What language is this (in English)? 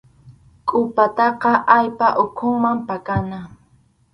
Arequipa-La Unión Quechua